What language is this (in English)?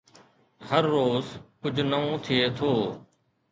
Sindhi